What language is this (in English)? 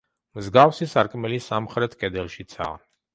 Georgian